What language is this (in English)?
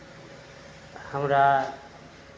Maithili